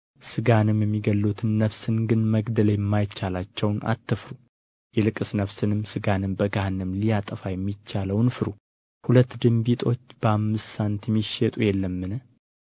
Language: Amharic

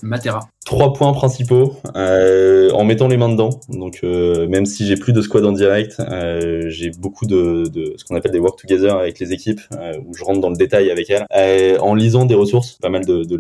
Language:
French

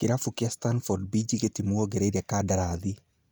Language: Kikuyu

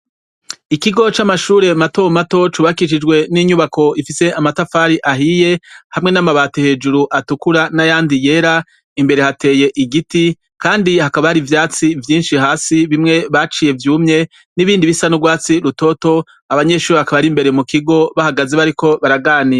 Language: Rundi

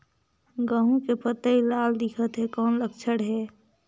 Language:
Chhattisgarhi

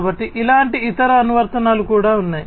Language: Telugu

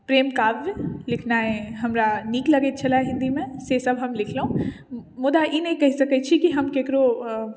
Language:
Maithili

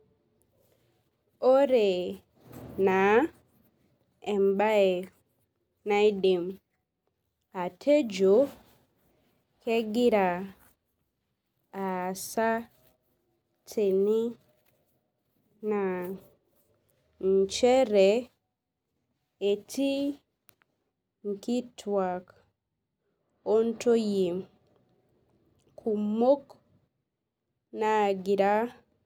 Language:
Masai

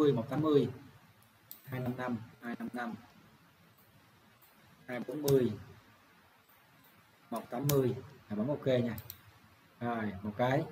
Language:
Vietnamese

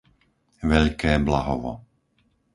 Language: Slovak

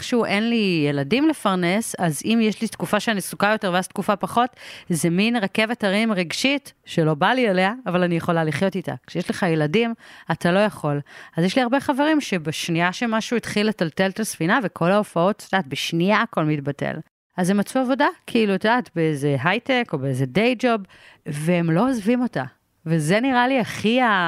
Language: Hebrew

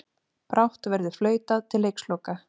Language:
Icelandic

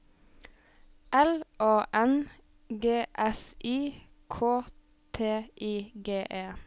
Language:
Norwegian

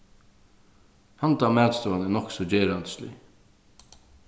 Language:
Faroese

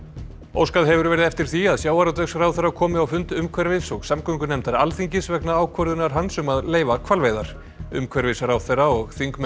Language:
Icelandic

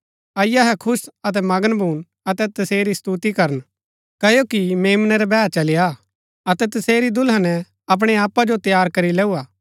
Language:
Gaddi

